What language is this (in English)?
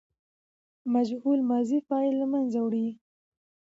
Pashto